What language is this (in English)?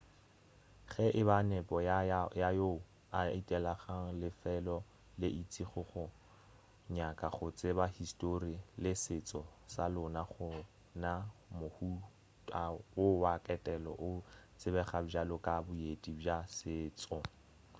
Northern Sotho